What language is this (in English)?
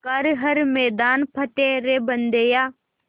Hindi